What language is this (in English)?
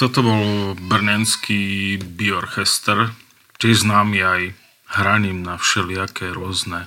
Slovak